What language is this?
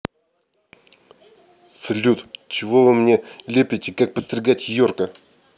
Russian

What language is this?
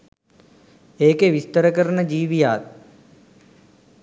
Sinhala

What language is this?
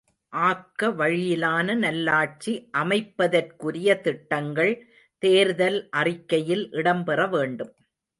Tamil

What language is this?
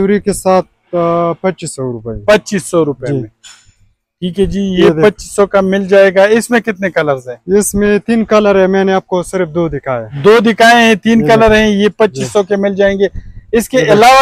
Hindi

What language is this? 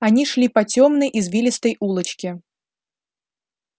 Russian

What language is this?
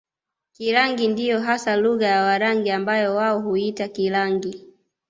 Swahili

